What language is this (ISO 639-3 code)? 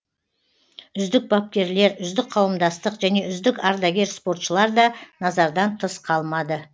kaz